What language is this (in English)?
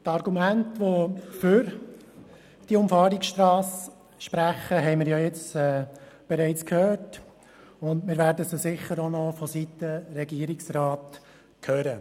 Swiss German